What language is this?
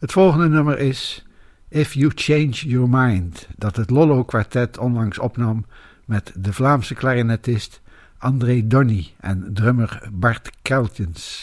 Dutch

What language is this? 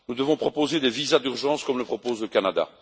French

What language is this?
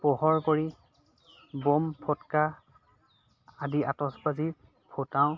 Assamese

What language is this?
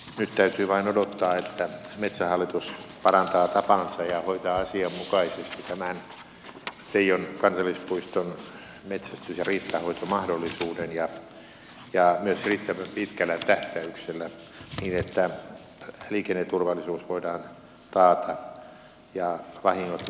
Finnish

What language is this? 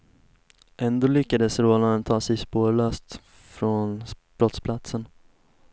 Swedish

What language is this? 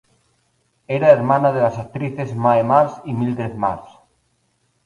Spanish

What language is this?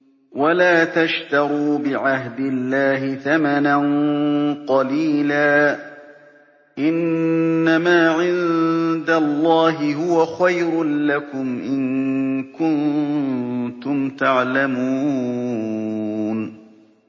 Arabic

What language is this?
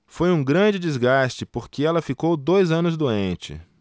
Portuguese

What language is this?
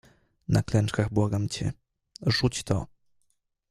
Polish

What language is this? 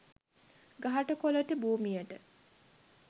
Sinhala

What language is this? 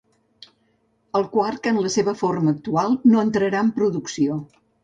Catalan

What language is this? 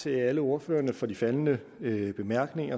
Danish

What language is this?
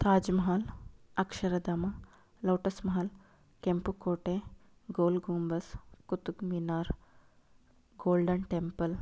Kannada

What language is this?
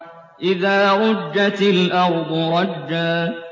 Arabic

